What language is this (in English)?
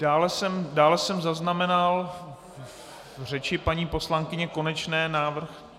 Czech